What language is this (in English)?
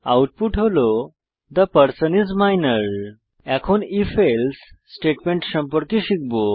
Bangla